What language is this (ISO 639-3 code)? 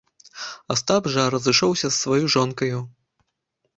bel